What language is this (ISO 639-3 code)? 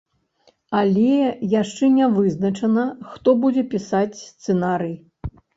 bel